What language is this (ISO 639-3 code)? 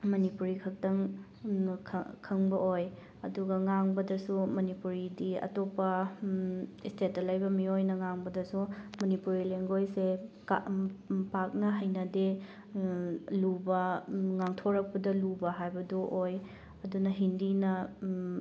mni